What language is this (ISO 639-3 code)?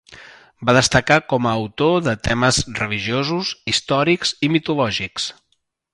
cat